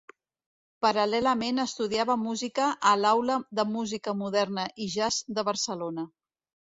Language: Catalan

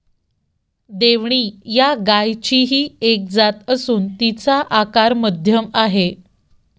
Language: Marathi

